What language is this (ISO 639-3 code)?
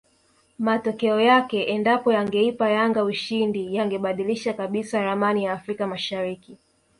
swa